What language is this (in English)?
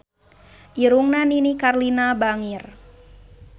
Sundanese